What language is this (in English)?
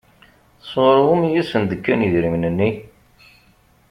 Kabyle